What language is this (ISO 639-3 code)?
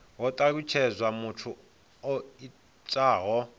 ven